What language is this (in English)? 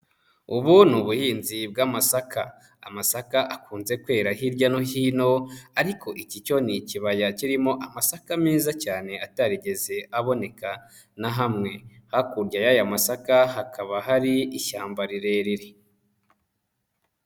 Kinyarwanda